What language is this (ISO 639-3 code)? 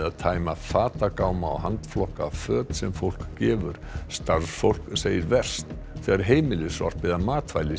isl